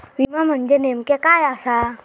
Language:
Marathi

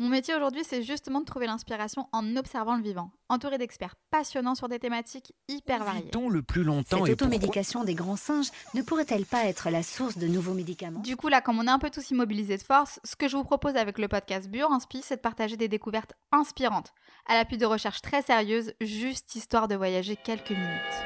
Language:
French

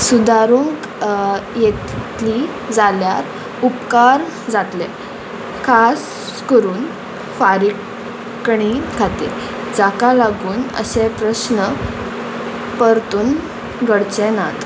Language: Konkani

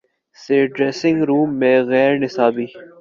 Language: Urdu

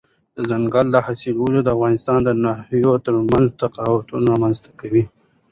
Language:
Pashto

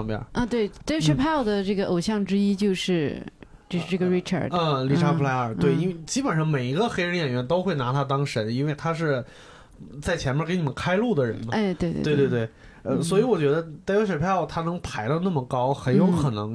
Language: Chinese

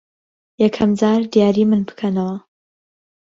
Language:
Central Kurdish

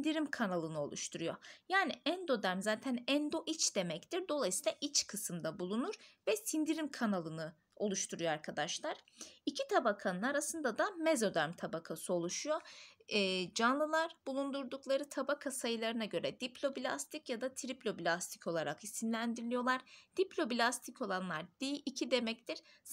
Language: Turkish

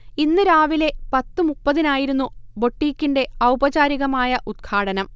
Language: Malayalam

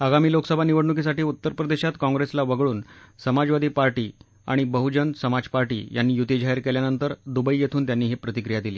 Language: Marathi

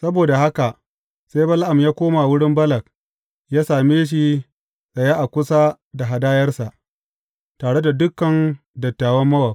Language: Hausa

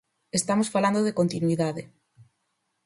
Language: Galician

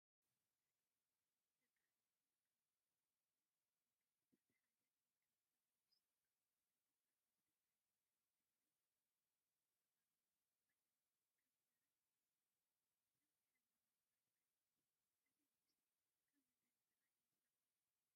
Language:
Tigrinya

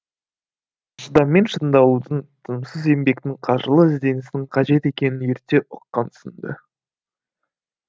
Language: Kazakh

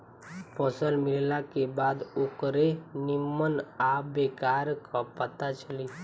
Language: Bhojpuri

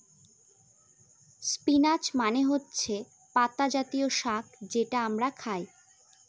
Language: Bangla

